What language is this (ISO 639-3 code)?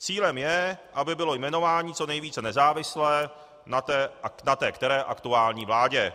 ces